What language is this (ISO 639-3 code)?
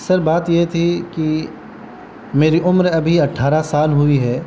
urd